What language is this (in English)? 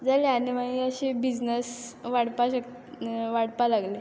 Konkani